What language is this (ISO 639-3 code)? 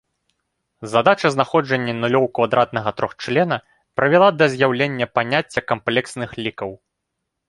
bel